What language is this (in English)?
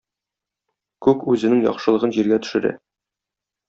Tatar